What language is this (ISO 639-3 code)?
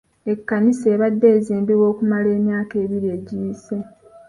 lug